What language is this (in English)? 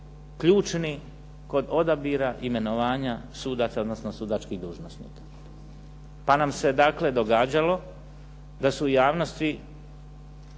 Croatian